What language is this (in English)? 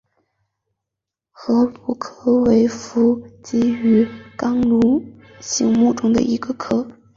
Chinese